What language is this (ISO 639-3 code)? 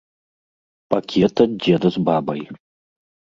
bel